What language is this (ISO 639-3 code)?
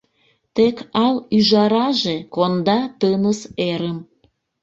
chm